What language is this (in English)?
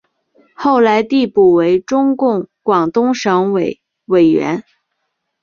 Chinese